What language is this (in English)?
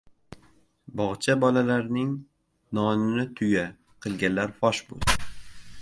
Uzbek